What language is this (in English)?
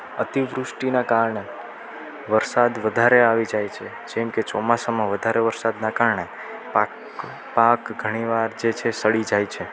Gujarati